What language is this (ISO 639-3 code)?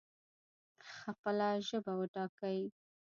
pus